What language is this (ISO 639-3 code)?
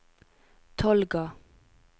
nor